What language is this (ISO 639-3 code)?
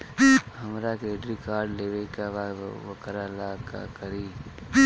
bho